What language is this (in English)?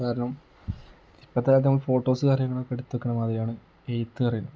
Malayalam